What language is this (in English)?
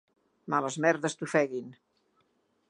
Catalan